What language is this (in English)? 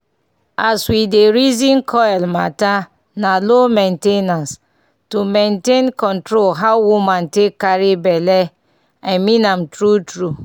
Nigerian Pidgin